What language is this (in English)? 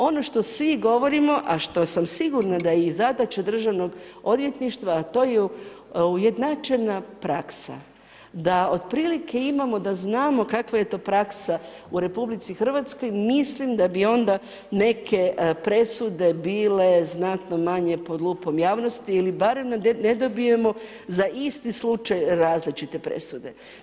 Croatian